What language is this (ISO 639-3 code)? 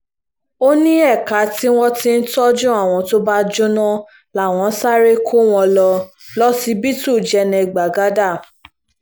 yor